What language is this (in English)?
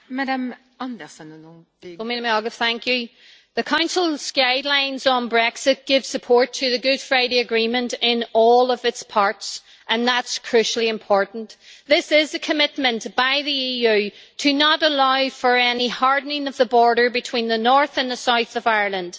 English